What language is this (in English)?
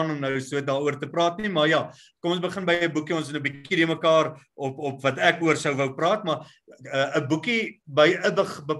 Dutch